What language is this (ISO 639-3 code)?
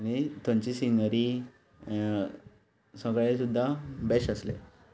kok